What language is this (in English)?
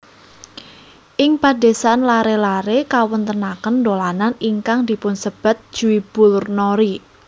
Javanese